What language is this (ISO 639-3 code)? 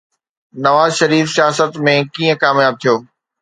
snd